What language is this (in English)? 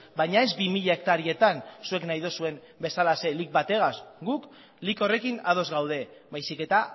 Basque